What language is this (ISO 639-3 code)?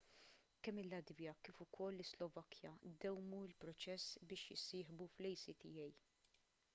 mlt